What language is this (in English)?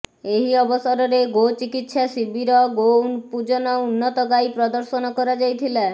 Odia